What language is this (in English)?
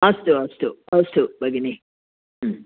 Sanskrit